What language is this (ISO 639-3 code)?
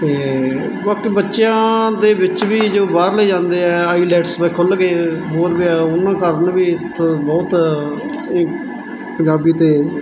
pan